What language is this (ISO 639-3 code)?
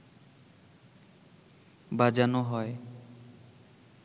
ben